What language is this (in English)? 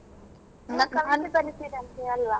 Kannada